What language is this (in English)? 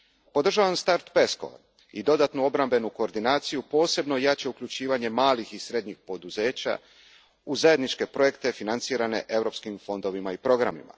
Croatian